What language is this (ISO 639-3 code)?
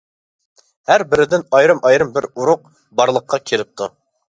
uig